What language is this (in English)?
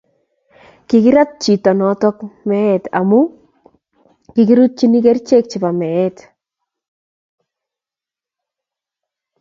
Kalenjin